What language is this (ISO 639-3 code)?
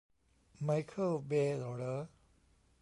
tha